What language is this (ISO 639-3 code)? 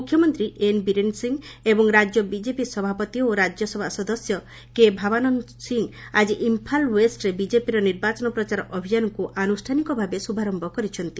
ori